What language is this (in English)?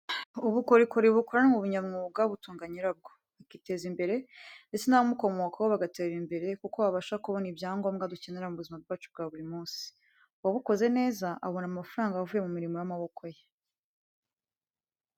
Kinyarwanda